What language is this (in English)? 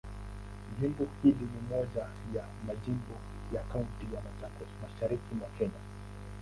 Swahili